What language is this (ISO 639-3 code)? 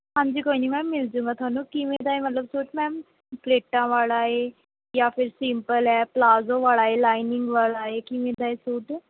pan